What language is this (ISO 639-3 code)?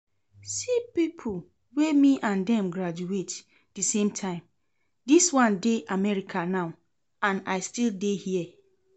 pcm